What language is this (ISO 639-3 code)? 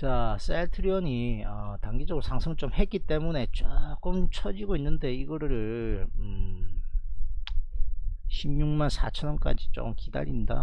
kor